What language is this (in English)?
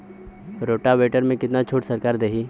Bhojpuri